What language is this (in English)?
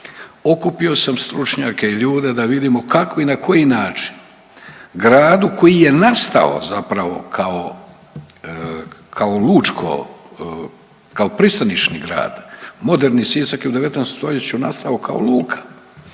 Croatian